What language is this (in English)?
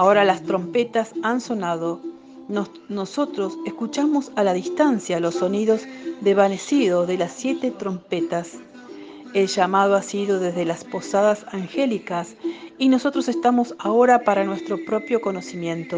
Spanish